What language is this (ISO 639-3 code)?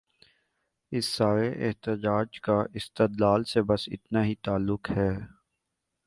urd